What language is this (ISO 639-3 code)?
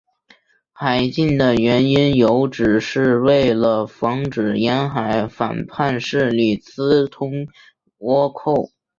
zho